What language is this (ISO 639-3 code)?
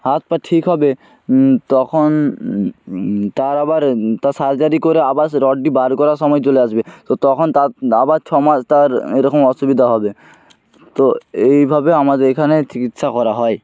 ben